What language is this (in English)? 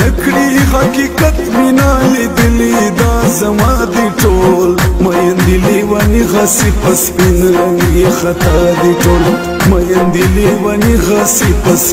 Arabic